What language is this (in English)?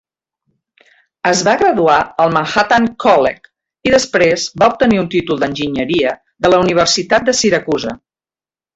Catalan